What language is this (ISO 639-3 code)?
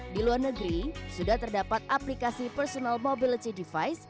ind